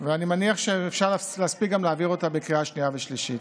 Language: Hebrew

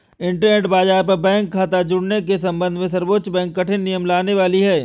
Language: Hindi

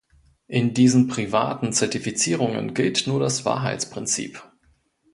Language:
German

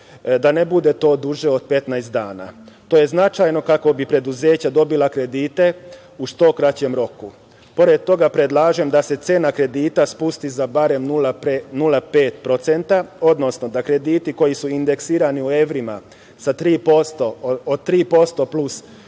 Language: Serbian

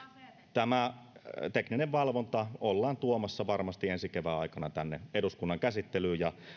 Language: Finnish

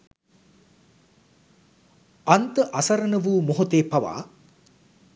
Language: Sinhala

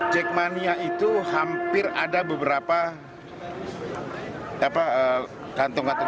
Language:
Indonesian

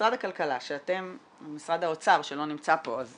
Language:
Hebrew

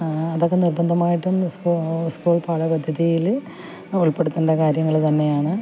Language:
Malayalam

